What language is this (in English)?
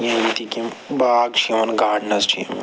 Kashmiri